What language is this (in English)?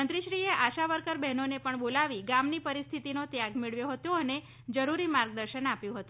Gujarati